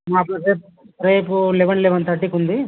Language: Telugu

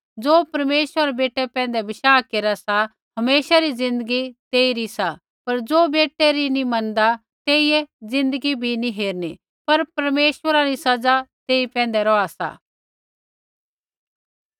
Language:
Kullu Pahari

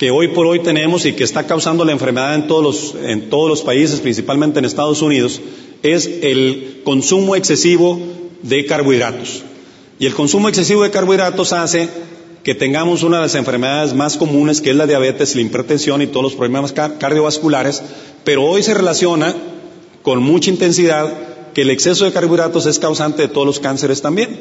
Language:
Spanish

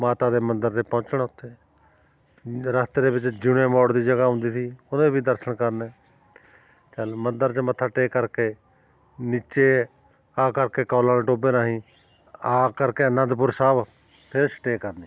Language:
Punjabi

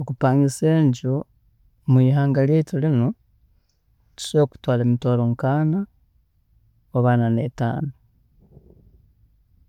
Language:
Tooro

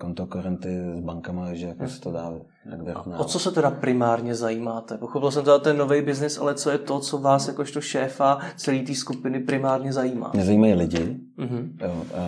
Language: Czech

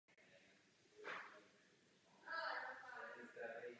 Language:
Czech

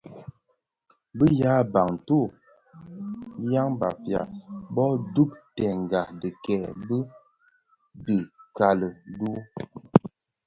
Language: Bafia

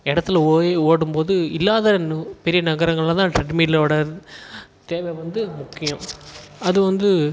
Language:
Tamil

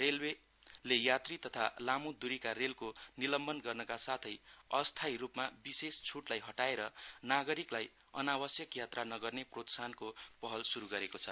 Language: Nepali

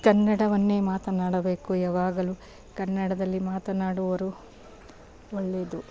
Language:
Kannada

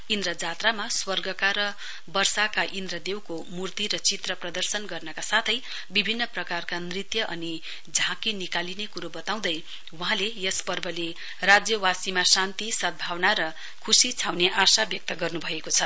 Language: Nepali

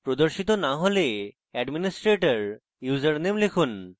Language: Bangla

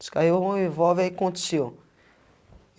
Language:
Portuguese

